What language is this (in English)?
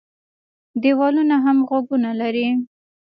Pashto